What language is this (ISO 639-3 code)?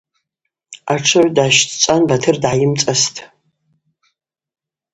abq